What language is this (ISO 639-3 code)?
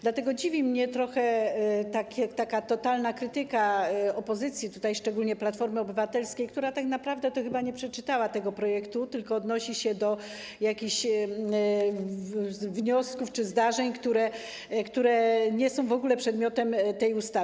pol